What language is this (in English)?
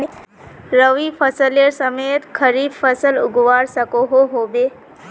Magahi